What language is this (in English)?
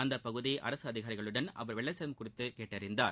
Tamil